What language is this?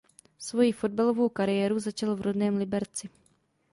Czech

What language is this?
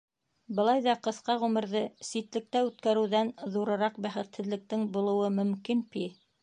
Bashkir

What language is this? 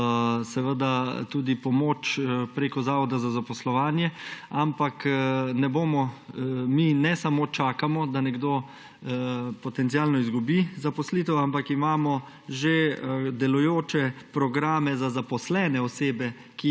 Slovenian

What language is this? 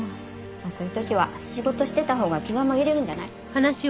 Japanese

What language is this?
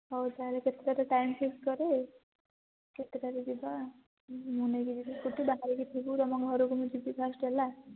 Odia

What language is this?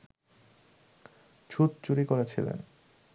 Bangla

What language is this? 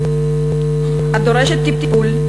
Hebrew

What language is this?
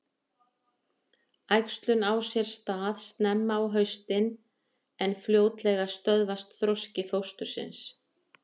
Icelandic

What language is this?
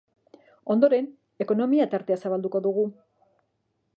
Basque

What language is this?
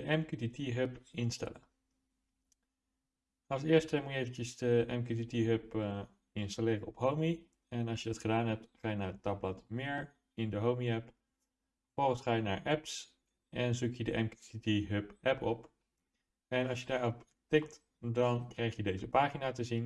Dutch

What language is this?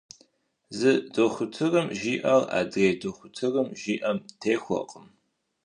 Kabardian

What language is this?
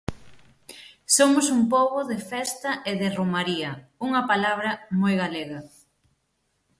Galician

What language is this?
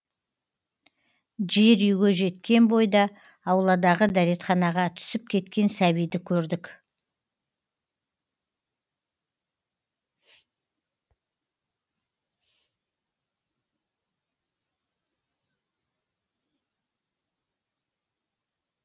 Kazakh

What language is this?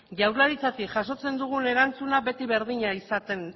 Basque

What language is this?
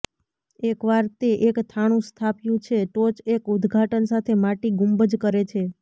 Gujarati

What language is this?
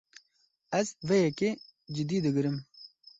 Kurdish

